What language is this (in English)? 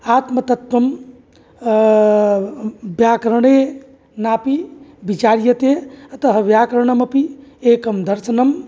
Sanskrit